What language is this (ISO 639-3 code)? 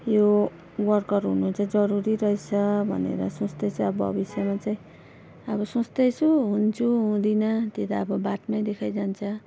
nep